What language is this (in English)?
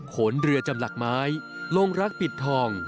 Thai